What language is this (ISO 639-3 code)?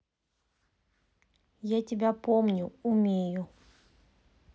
rus